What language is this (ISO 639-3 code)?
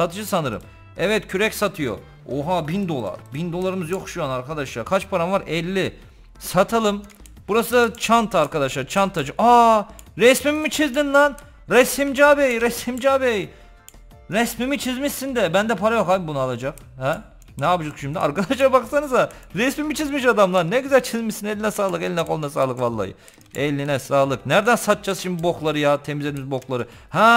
tur